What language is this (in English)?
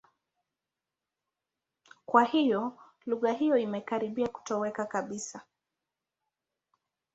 Swahili